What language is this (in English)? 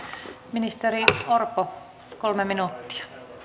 Finnish